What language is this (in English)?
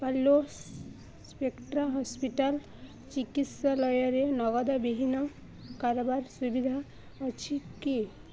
Odia